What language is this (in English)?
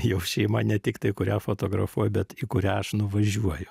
Lithuanian